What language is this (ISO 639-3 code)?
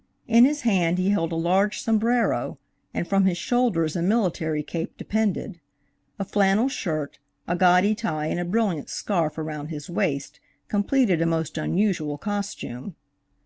eng